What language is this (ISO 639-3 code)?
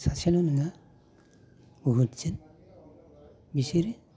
brx